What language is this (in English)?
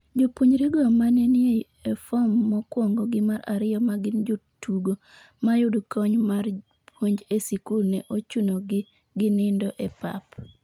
Luo (Kenya and Tanzania)